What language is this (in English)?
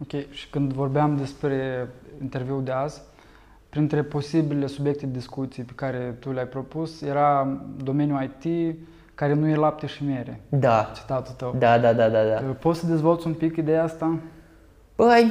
Romanian